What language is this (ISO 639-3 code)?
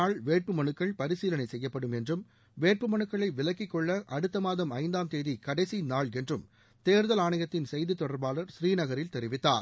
tam